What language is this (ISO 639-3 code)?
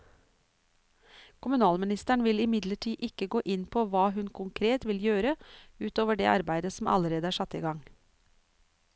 nor